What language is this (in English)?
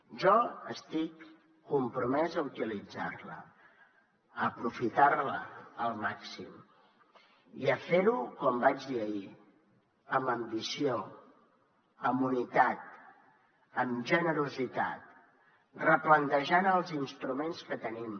Catalan